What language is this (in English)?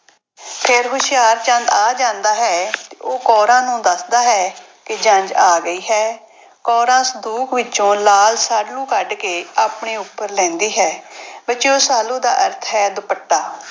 Punjabi